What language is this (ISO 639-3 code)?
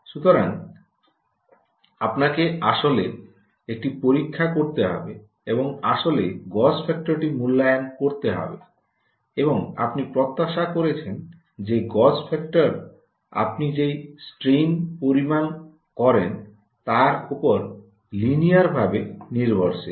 ben